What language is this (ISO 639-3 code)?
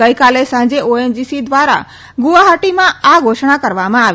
guj